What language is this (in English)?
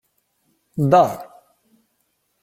Ukrainian